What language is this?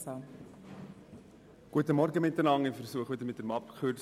Swiss German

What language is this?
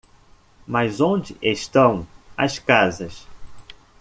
Portuguese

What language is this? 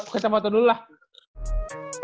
Indonesian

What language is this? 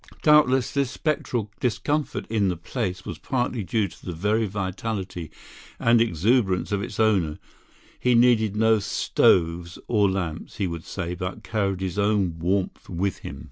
English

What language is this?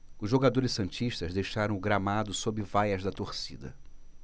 Portuguese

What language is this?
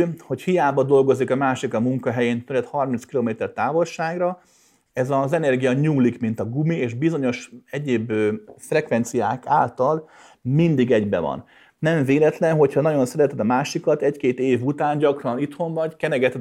Hungarian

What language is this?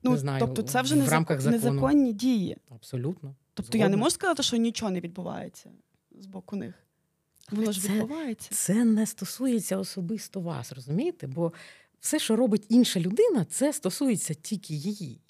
Ukrainian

